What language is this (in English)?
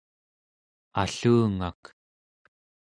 Central Yupik